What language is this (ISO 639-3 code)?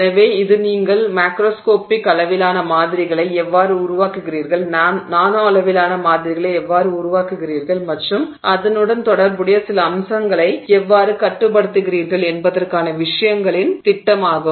tam